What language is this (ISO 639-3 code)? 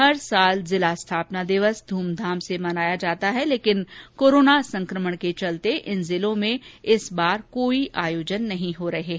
hin